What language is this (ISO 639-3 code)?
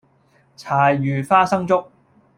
yue